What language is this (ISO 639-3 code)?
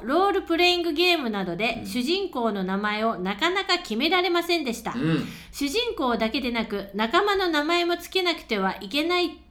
jpn